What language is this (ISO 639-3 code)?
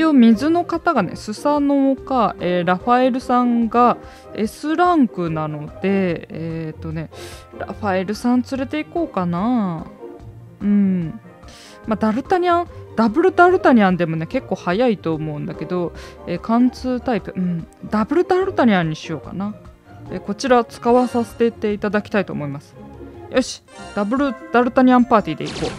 jpn